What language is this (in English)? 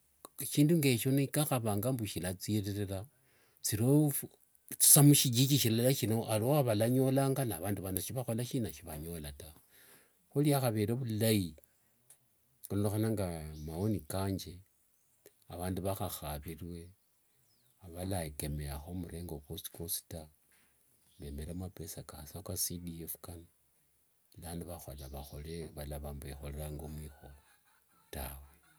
Wanga